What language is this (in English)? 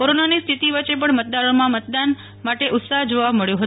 Gujarati